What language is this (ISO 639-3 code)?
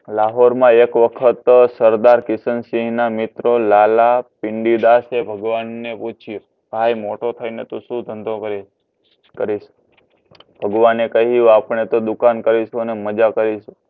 guj